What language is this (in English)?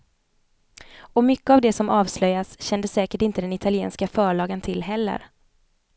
Swedish